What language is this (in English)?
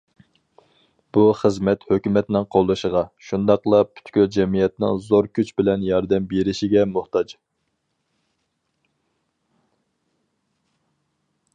Uyghur